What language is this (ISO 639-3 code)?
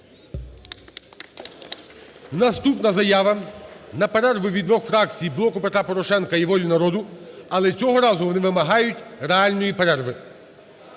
ukr